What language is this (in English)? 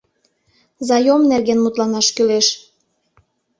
Mari